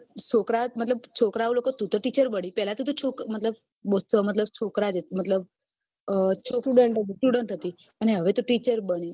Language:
Gujarati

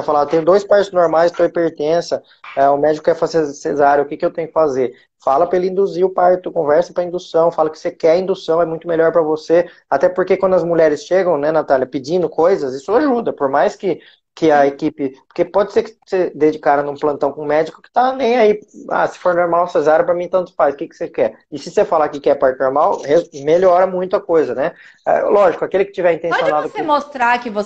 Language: Portuguese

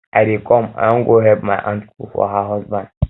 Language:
Nigerian Pidgin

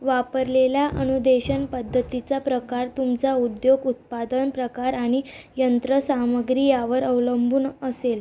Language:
Marathi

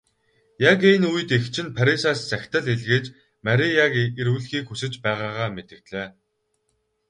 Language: Mongolian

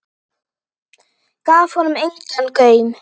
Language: Icelandic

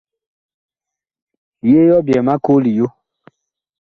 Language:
Bakoko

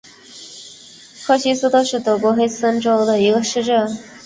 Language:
Chinese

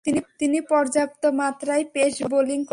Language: Bangla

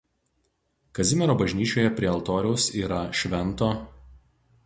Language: Lithuanian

